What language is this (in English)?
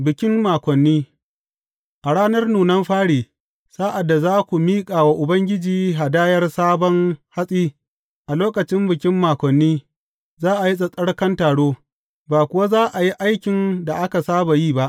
Hausa